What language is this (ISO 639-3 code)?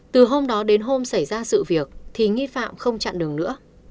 vie